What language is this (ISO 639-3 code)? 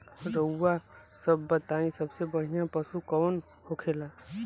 bho